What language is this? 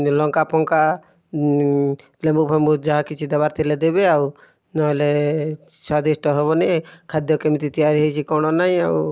Odia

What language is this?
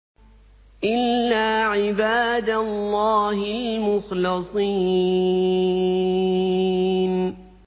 Arabic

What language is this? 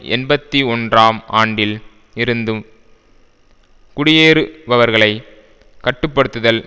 Tamil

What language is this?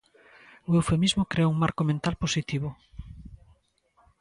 Galician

